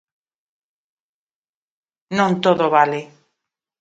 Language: Galician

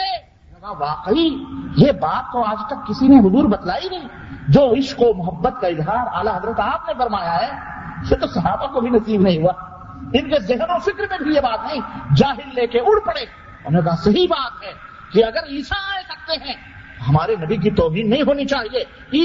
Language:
Urdu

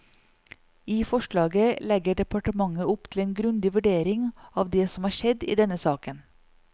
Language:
Norwegian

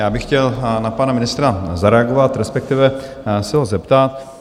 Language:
Czech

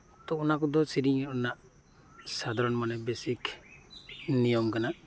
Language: Santali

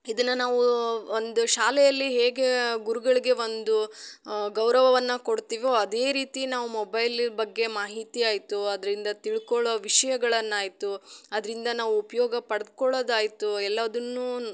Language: Kannada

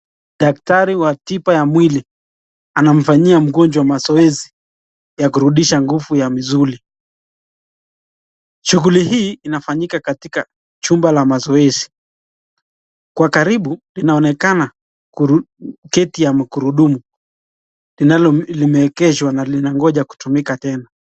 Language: Swahili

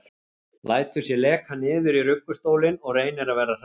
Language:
Icelandic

